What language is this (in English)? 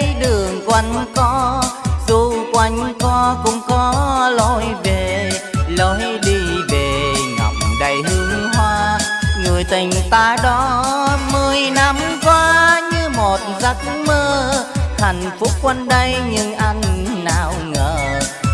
Vietnamese